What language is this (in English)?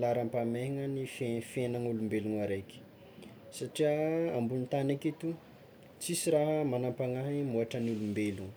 Tsimihety Malagasy